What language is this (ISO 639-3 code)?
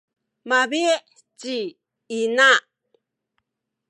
szy